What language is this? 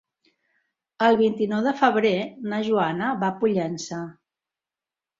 Catalan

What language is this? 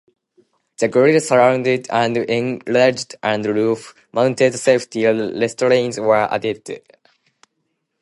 English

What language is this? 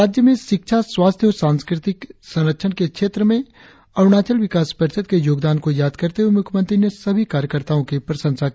Hindi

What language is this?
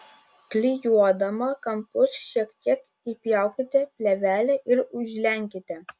Lithuanian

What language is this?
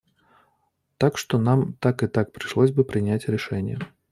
Russian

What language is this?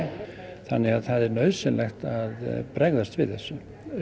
Icelandic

